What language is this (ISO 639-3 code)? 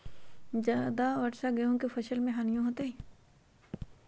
mag